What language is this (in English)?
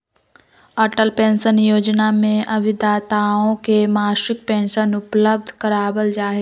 Magahi